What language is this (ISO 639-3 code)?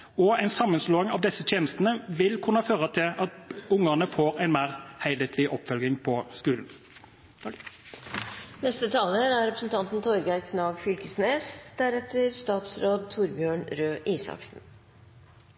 nor